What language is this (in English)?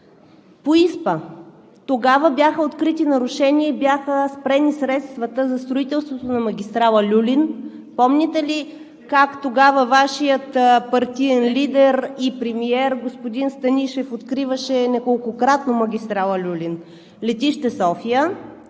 Bulgarian